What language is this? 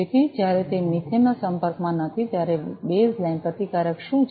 Gujarati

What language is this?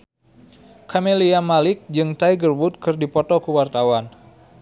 Sundanese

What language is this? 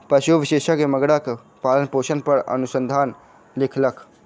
Maithili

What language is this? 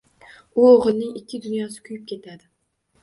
Uzbek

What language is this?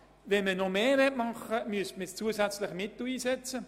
Swiss German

